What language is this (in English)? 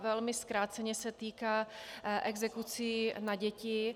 Czech